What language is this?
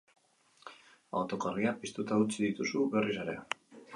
Basque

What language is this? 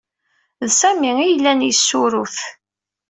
Kabyle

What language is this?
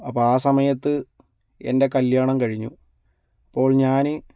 Malayalam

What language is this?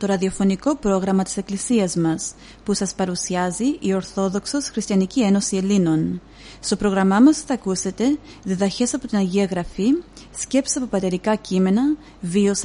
Greek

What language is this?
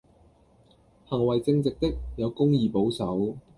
Cantonese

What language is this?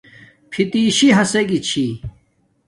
Domaaki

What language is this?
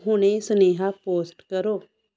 Punjabi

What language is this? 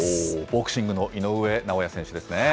Japanese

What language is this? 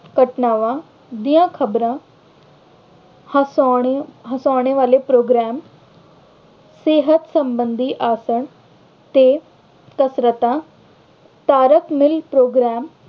Punjabi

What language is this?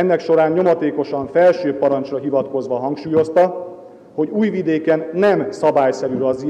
Hungarian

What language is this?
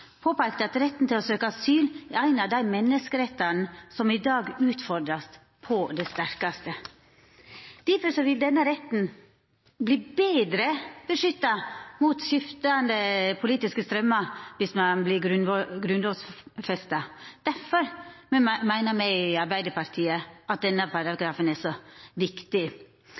Norwegian Nynorsk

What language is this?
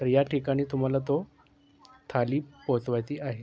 Marathi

